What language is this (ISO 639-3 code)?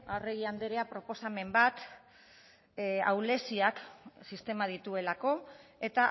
eus